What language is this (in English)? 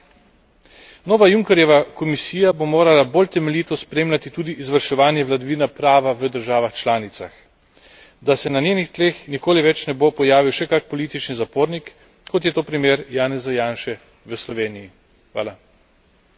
Slovenian